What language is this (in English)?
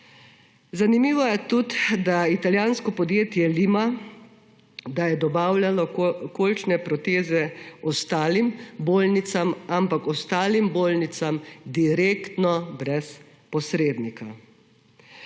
Slovenian